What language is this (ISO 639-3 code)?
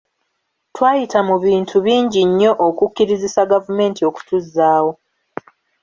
lug